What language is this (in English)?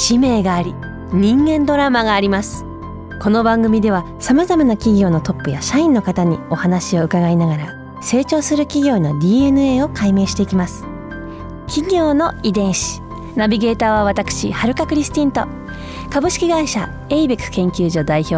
Japanese